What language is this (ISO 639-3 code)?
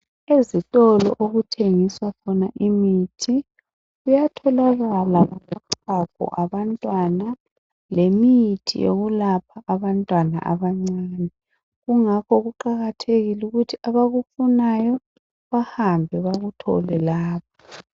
nde